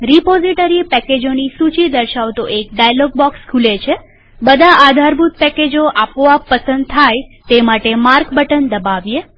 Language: Gujarati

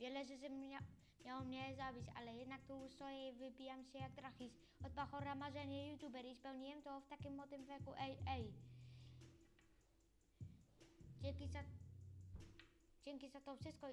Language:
Polish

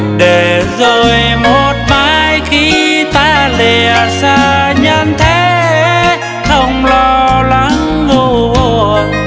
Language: Vietnamese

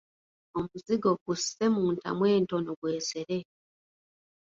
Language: Ganda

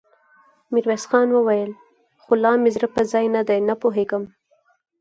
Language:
Pashto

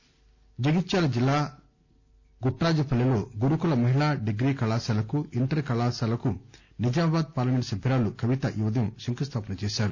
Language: Telugu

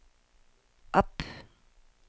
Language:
Danish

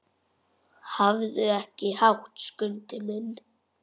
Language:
Icelandic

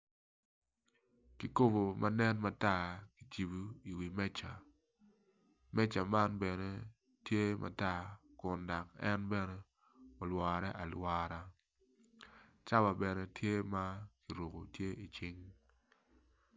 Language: Acoli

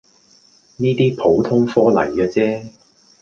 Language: Cantonese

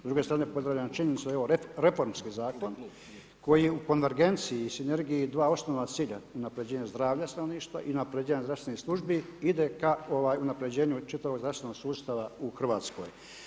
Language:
Croatian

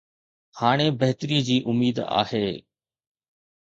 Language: Sindhi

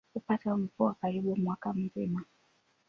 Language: Swahili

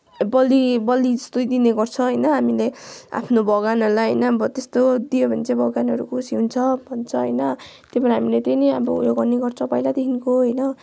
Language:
Nepali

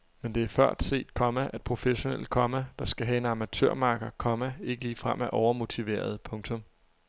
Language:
Danish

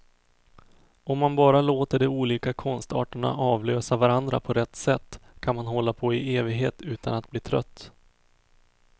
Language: Swedish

